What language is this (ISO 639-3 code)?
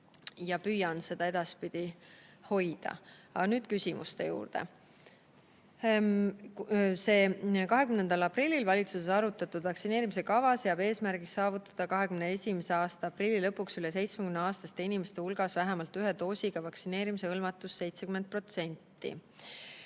est